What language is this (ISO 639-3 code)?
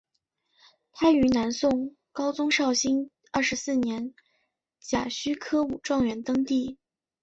zho